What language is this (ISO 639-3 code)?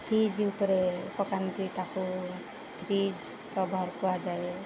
ori